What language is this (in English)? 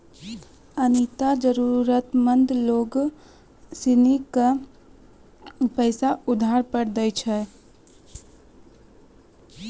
Maithili